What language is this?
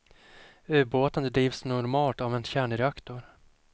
Swedish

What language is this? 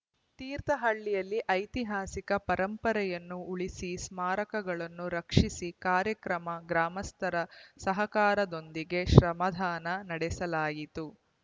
Kannada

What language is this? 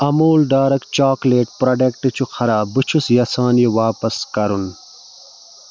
Kashmiri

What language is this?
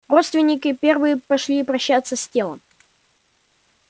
Russian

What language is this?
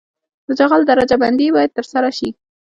Pashto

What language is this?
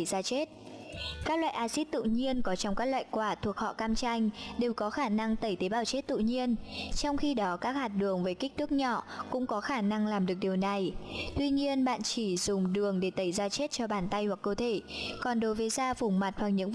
Vietnamese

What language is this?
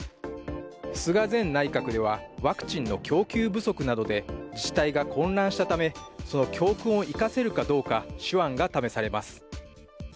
Japanese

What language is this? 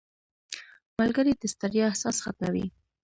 Pashto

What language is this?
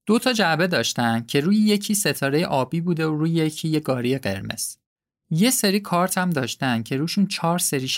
Persian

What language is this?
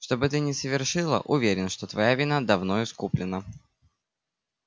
Russian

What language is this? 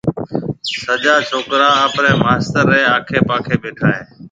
Marwari (Pakistan)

